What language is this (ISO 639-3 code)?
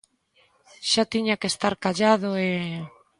glg